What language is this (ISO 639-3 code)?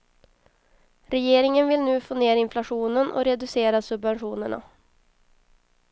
swe